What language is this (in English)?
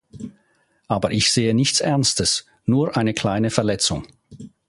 German